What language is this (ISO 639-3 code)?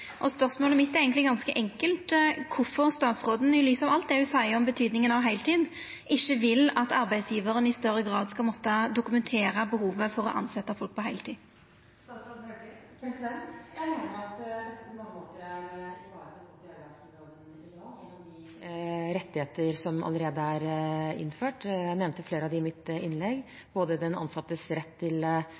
nor